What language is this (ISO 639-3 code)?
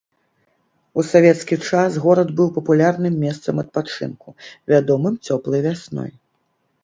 bel